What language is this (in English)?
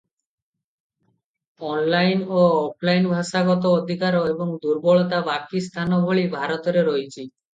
Odia